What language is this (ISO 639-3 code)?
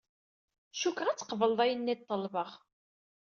kab